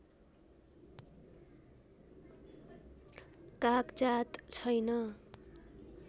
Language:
Nepali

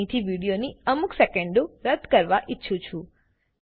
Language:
Gujarati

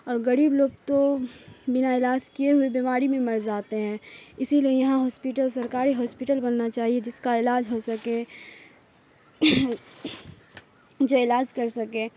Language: Urdu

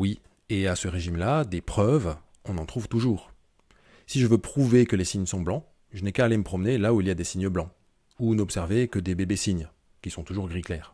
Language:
French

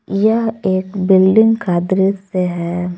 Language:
Hindi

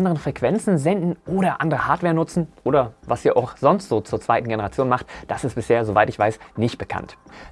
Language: German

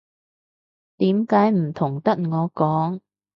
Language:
Cantonese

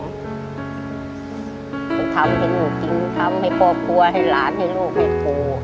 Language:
Thai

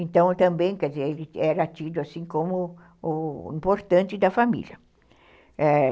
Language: Portuguese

